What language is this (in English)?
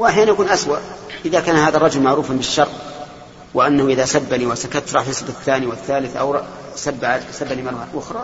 Arabic